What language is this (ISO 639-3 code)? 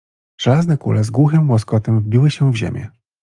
pol